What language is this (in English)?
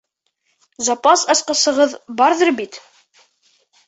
Bashkir